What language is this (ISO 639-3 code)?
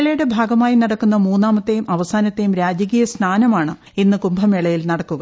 mal